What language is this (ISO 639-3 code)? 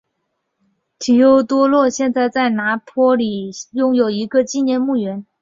zho